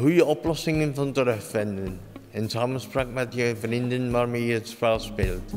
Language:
Dutch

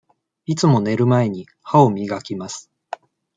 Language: Japanese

